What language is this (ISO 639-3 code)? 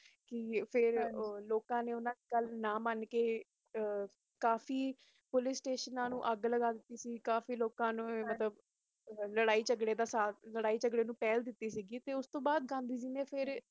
pan